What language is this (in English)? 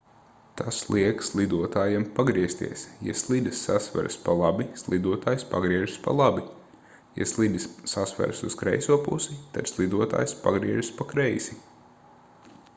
Latvian